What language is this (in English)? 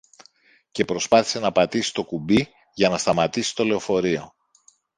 Greek